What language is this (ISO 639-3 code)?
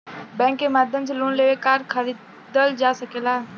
bho